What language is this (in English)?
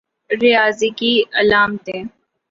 Urdu